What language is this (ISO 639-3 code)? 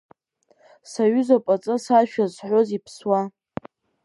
abk